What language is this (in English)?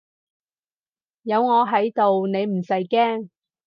Cantonese